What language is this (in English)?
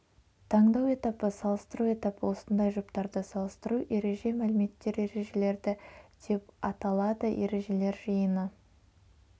Kazakh